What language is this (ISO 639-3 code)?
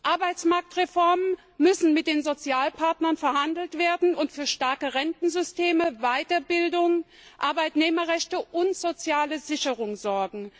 deu